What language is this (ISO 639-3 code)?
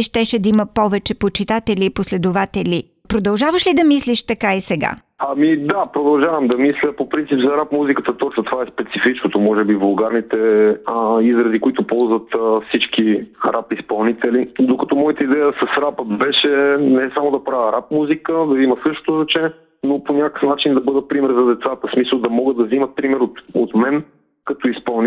bul